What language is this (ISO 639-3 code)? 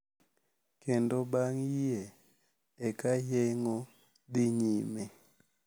luo